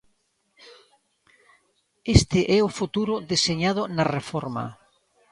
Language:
Galician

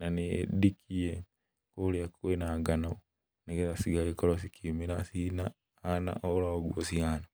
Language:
Kikuyu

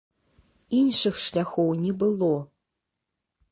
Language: Belarusian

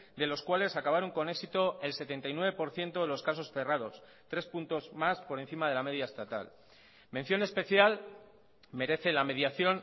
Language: Spanish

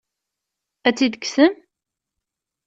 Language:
Kabyle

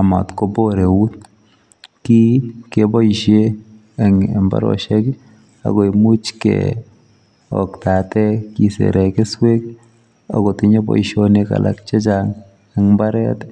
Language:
Kalenjin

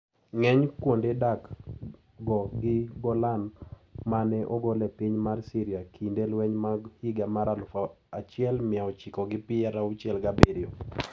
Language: Luo (Kenya and Tanzania)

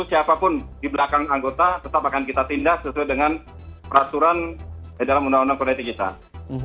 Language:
Indonesian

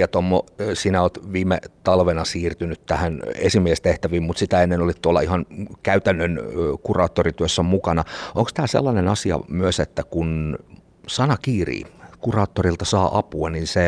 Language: Finnish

